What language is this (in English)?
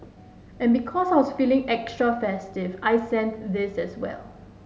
English